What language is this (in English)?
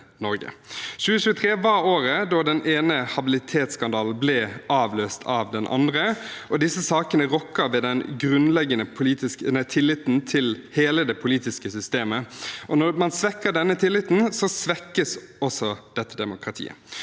Norwegian